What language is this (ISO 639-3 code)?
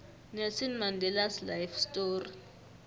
nbl